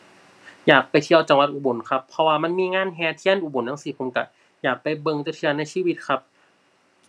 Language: Thai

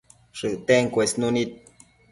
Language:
Matsés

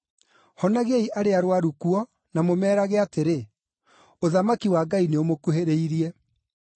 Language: Kikuyu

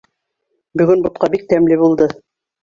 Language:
Bashkir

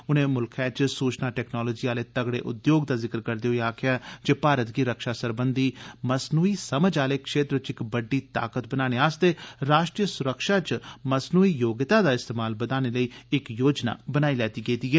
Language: Dogri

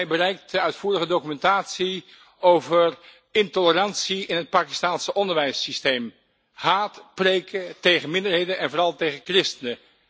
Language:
Dutch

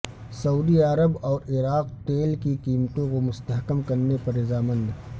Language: Urdu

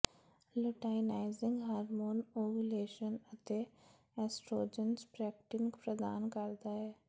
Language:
Punjabi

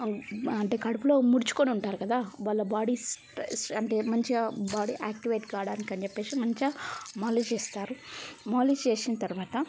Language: Telugu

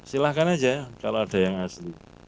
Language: Indonesian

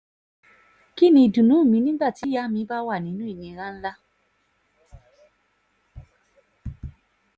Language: Yoruba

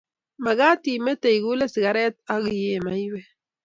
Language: Kalenjin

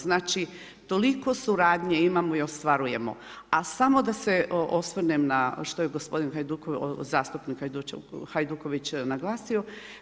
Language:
Croatian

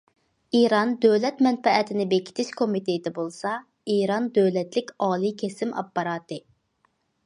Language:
Uyghur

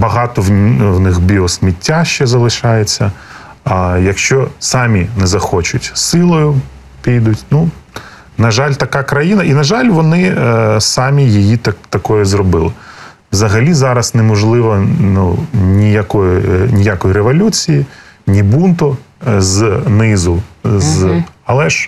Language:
Ukrainian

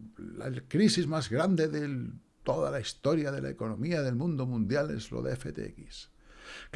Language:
Spanish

